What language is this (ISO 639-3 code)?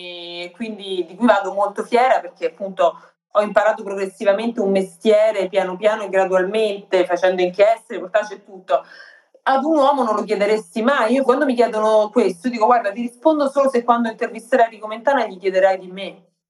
ita